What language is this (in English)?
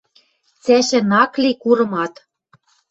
Western Mari